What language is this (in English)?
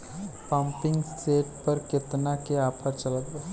Bhojpuri